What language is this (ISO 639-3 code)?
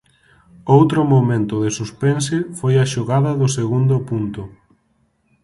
glg